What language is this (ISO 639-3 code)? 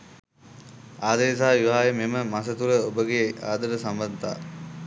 sin